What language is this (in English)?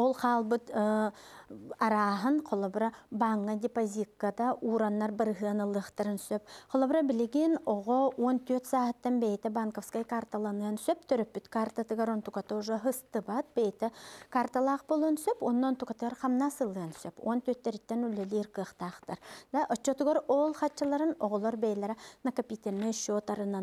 Turkish